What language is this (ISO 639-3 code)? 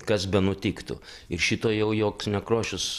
lit